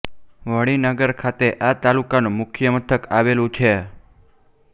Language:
Gujarati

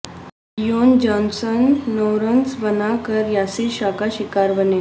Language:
Urdu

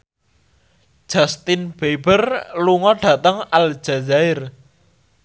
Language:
Javanese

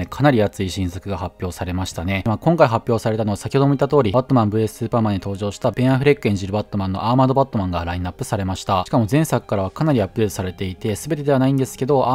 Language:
Japanese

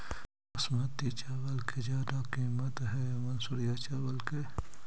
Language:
Magahi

